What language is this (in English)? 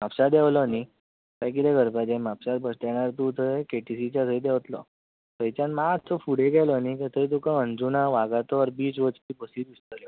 Konkani